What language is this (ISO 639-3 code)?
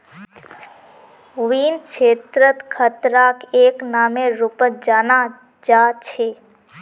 mag